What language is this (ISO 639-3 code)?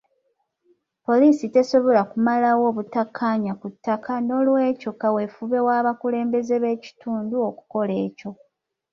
lug